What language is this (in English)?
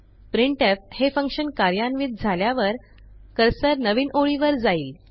Marathi